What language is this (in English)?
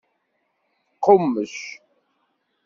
Kabyle